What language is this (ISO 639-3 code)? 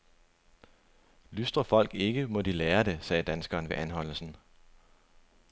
dan